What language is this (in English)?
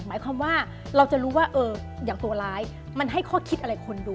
Thai